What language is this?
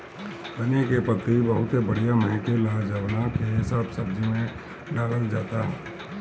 Bhojpuri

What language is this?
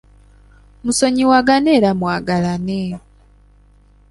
Ganda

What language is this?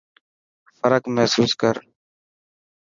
Dhatki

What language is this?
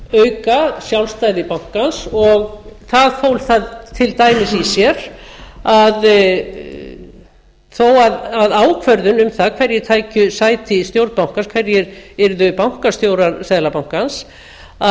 Icelandic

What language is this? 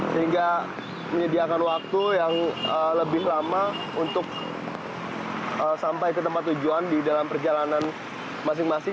Indonesian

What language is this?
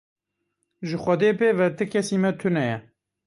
Kurdish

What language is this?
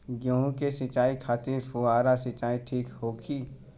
Bhojpuri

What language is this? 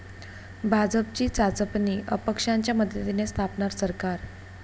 Marathi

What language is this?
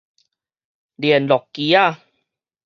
Min Nan Chinese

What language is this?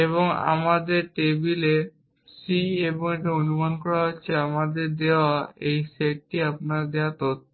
Bangla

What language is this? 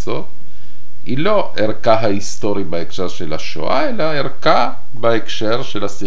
Hebrew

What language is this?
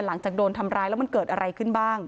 Thai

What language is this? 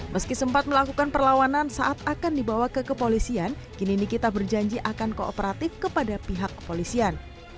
Indonesian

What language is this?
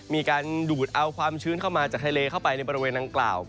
Thai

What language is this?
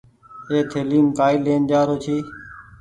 Goaria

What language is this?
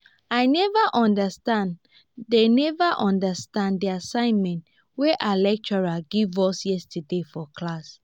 Nigerian Pidgin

